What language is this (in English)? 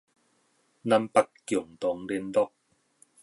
Min Nan Chinese